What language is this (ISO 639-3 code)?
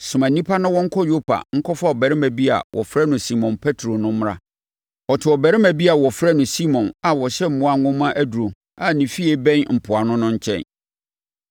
aka